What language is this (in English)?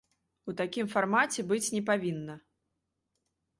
Belarusian